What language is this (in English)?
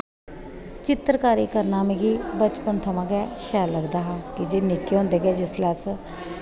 Dogri